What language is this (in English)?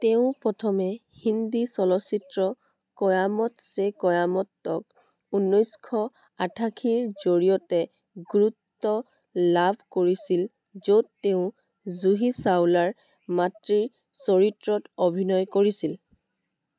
Assamese